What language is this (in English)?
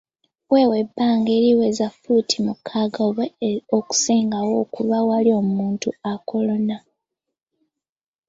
Ganda